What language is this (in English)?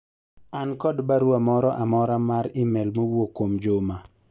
Luo (Kenya and Tanzania)